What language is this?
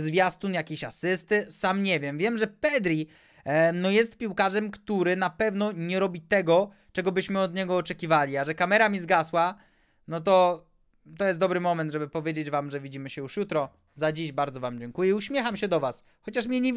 Polish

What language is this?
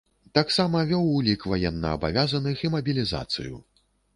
Belarusian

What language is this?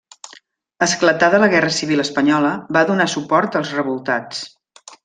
Catalan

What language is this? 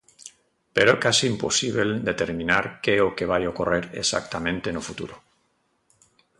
Galician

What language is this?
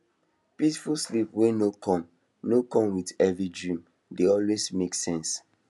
Nigerian Pidgin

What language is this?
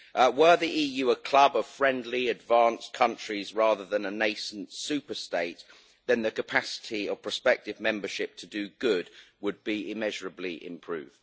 English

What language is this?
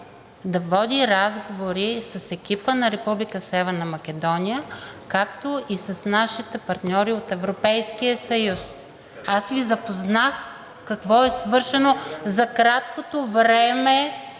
Bulgarian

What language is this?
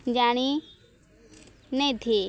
Odia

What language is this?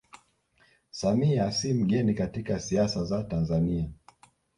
Swahili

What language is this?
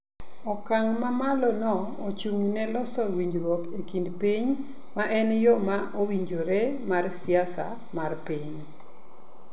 Luo (Kenya and Tanzania)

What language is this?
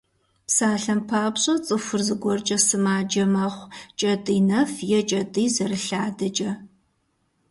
Kabardian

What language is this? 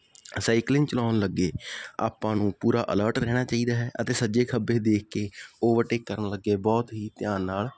Punjabi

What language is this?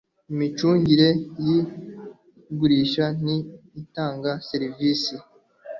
Kinyarwanda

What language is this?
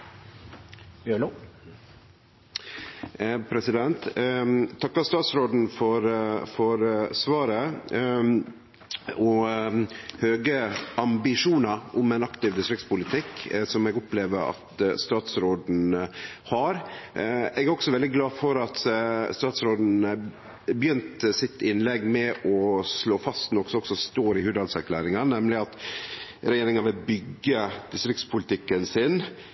Norwegian Nynorsk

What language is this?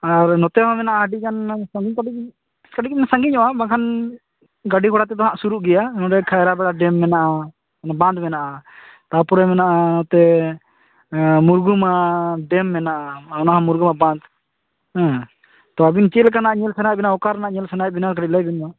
Santali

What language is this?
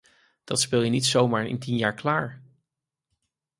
Dutch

